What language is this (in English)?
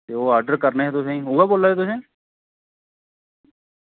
Dogri